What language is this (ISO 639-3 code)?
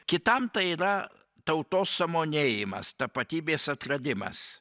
lit